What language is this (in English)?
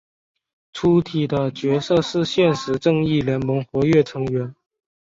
Chinese